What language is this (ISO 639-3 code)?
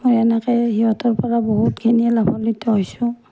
asm